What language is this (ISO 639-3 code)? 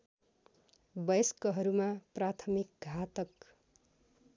nep